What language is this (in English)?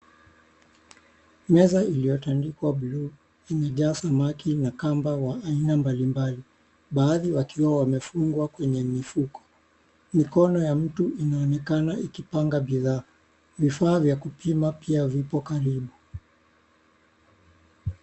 Swahili